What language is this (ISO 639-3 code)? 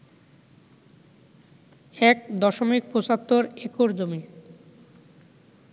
ben